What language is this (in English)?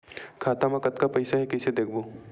Chhattisgarhi